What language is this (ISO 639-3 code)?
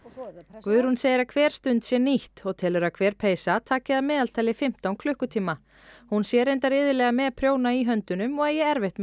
isl